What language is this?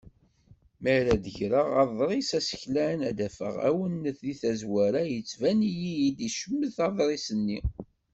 Kabyle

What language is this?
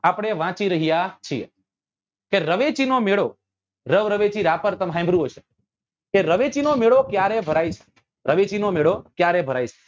Gujarati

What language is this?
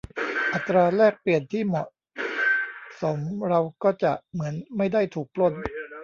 Thai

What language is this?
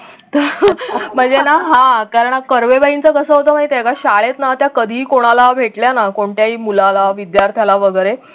Marathi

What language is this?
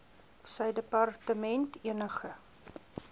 Afrikaans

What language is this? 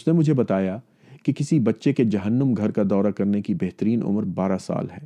Urdu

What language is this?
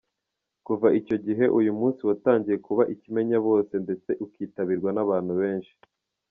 Kinyarwanda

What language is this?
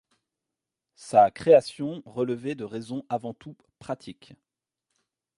French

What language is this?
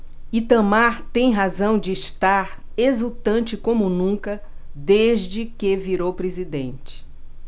Portuguese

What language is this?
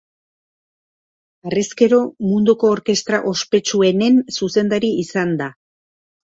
Basque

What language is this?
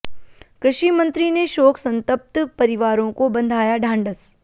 Hindi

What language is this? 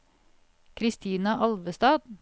Norwegian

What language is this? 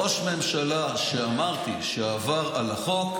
Hebrew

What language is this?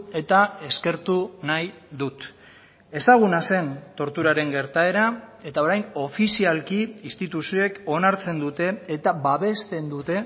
Basque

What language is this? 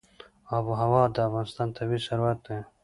Pashto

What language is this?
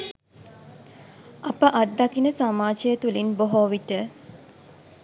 Sinhala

